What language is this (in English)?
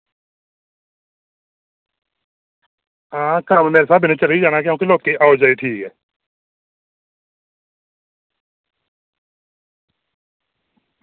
Dogri